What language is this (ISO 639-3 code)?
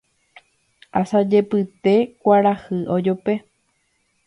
grn